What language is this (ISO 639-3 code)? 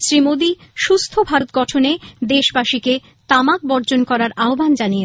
ben